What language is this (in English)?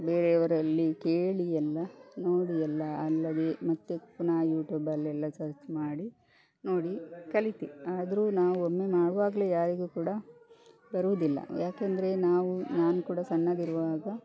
Kannada